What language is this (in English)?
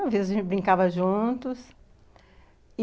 Portuguese